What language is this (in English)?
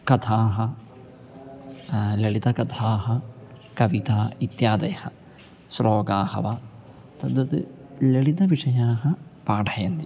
Sanskrit